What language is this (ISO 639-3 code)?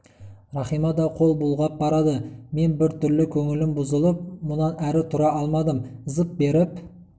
kaz